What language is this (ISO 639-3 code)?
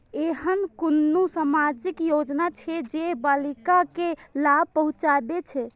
mai